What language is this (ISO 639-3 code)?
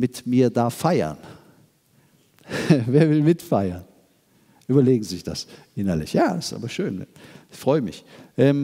deu